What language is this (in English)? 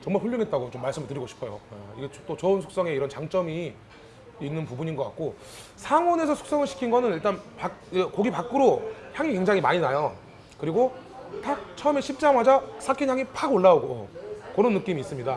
Korean